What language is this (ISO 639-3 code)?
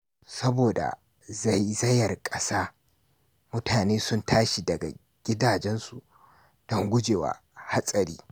hau